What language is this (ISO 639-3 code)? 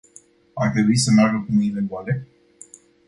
ron